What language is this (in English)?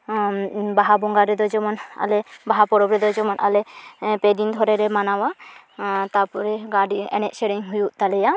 Santali